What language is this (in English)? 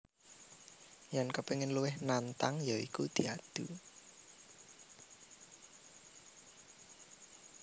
Javanese